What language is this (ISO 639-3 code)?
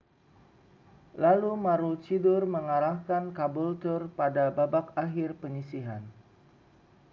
ind